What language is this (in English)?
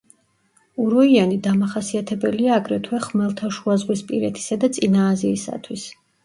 Georgian